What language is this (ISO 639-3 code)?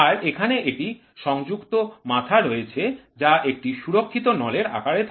ben